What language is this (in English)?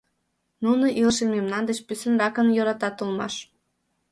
Mari